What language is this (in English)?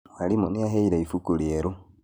Kikuyu